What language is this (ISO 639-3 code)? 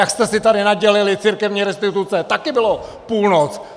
ces